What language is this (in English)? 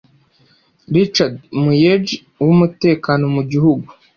Kinyarwanda